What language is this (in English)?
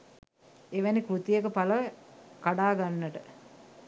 Sinhala